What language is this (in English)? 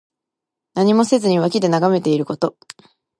Japanese